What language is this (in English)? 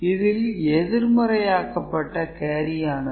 Tamil